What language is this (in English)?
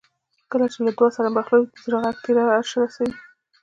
Pashto